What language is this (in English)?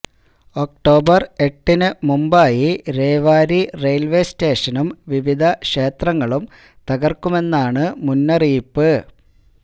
Malayalam